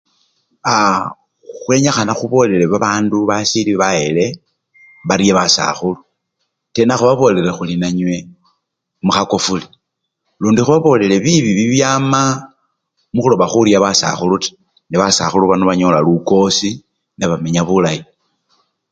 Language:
Luyia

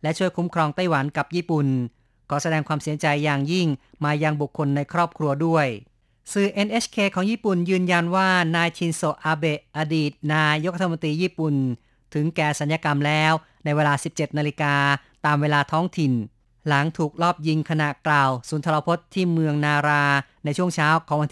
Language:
Thai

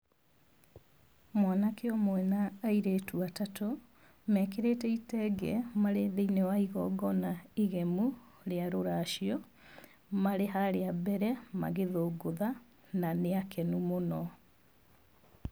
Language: Kikuyu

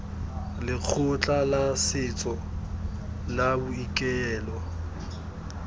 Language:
Tswana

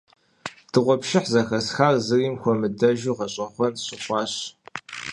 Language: Kabardian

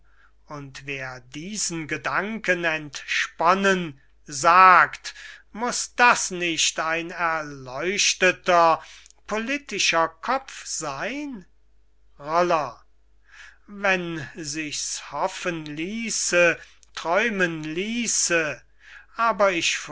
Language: German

